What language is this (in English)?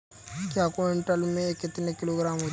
Hindi